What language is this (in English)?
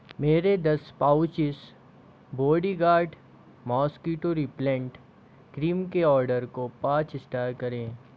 Hindi